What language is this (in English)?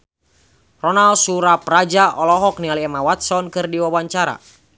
Sundanese